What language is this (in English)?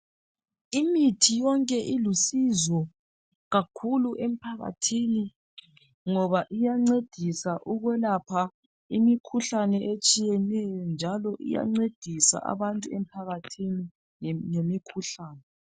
North Ndebele